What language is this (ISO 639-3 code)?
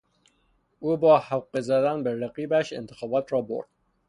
fas